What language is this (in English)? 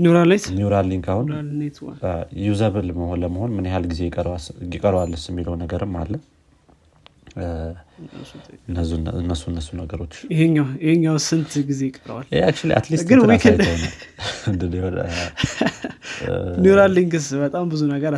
Amharic